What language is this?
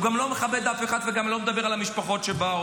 Hebrew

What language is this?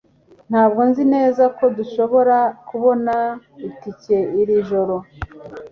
Kinyarwanda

